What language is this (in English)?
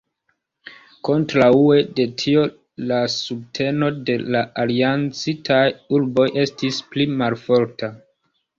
Esperanto